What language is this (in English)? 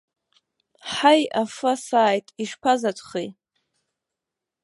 Abkhazian